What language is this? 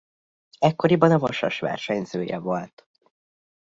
Hungarian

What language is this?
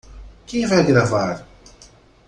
Portuguese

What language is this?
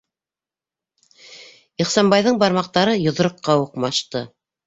Bashkir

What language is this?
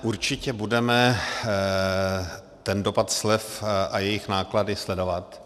Czech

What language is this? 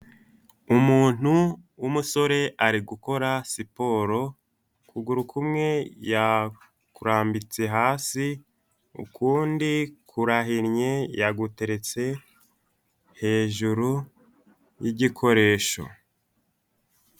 Kinyarwanda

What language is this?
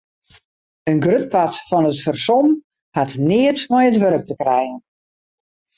Western Frisian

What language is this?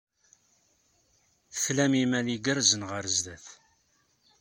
Kabyle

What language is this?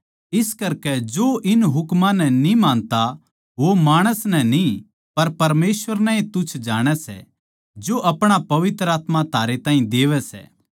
Haryanvi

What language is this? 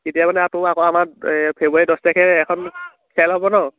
Assamese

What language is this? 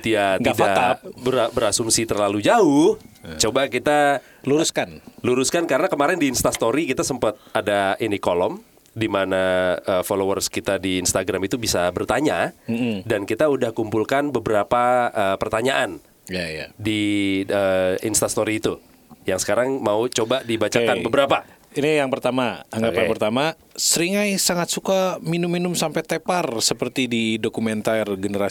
Indonesian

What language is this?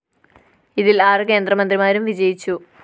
Malayalam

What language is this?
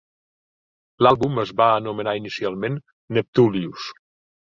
Catalan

